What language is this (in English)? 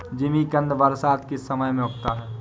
Hindi